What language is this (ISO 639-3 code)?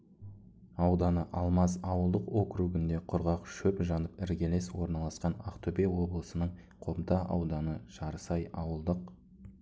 kaz